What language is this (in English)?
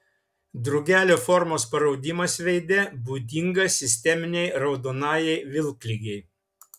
Lithuanian